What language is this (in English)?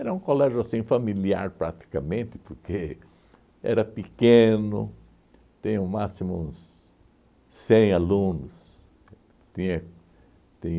Portuguese